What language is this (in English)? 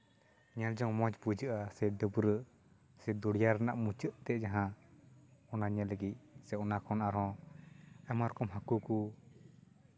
Santali